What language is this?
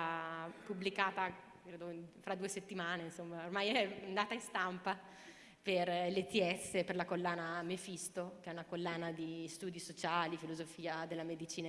Italian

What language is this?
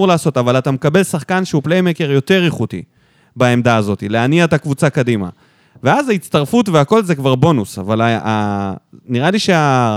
Hebrew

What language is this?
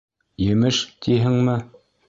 Bashkir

